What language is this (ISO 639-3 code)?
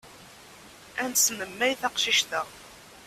kab